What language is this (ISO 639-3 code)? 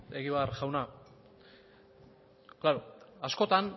eus